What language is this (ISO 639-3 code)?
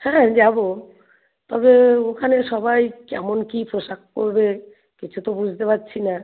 ben